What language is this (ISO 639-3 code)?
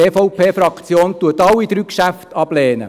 gsw